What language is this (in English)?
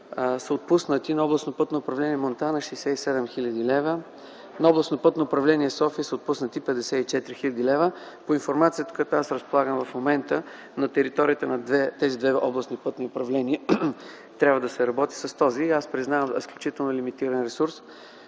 Bulgarian